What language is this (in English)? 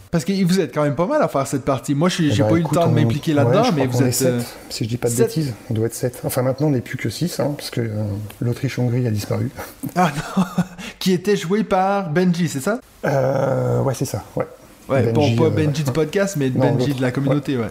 French